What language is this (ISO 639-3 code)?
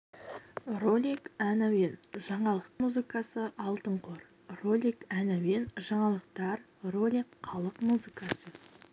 kaz